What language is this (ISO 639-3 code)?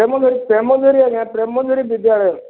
ori